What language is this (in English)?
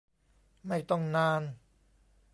Thai